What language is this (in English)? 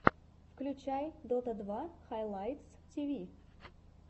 Russian